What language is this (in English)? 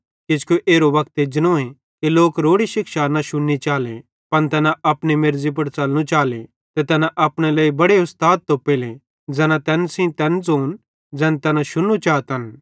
Bhadrawahi